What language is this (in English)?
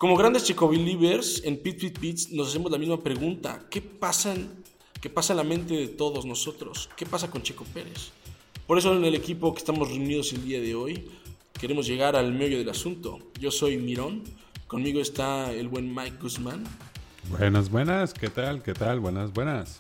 Spanish